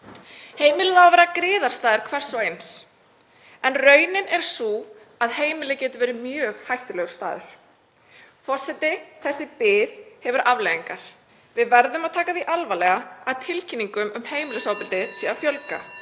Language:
Icelandic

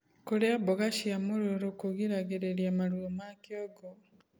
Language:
Kikuyu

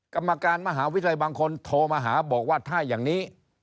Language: Thai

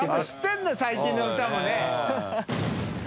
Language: Japanese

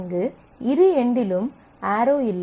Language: Tamil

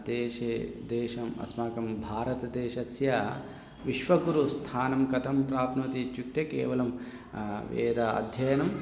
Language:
Sanskrit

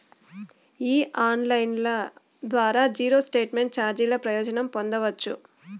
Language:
Telugu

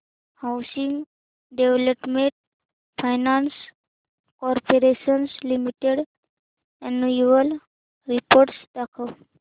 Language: Marathi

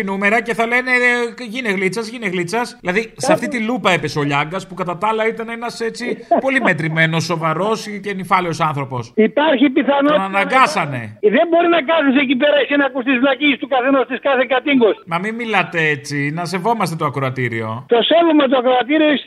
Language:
Greek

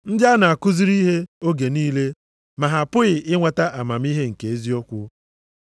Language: Igbo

